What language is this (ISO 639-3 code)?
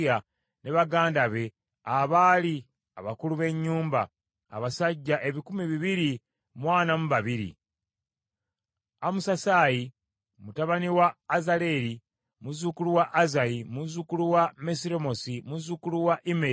lug